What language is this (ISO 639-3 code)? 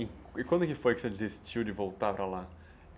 por